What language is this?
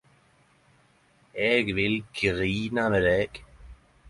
Norwegian Nynorsk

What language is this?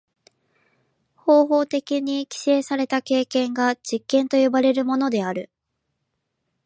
Japanese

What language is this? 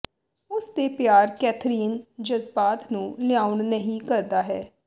Punjabi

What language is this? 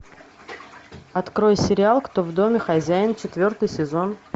Russian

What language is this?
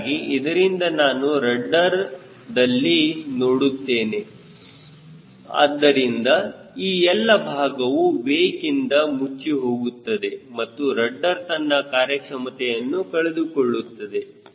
Kannada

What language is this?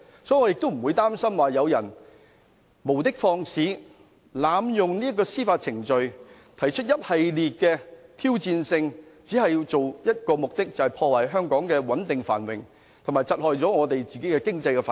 Cantonese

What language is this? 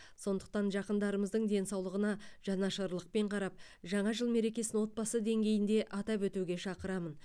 Kazakh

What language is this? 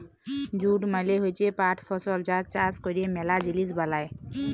Bangla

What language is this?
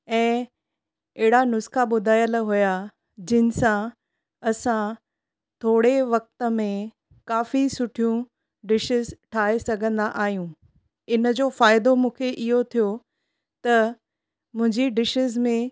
Sindhi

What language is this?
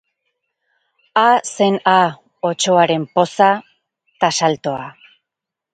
Basque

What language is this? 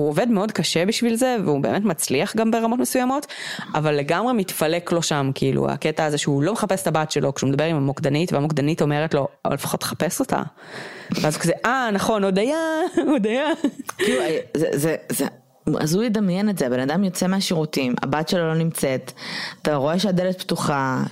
Hebrew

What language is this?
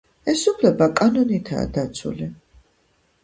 Georgian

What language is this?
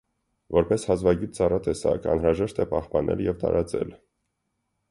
Armenian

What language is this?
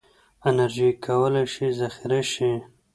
Pashto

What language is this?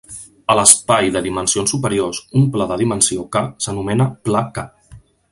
Catalan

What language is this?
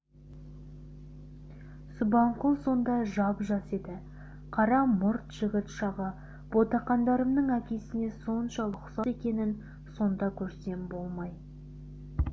Kazakh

